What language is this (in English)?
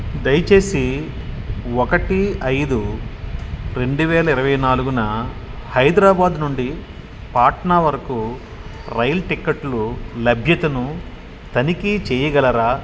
Telugu